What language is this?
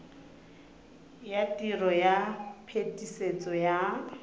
Tswana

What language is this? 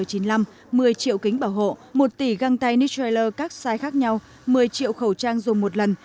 Vietnamese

